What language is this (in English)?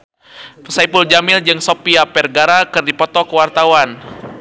Sundanese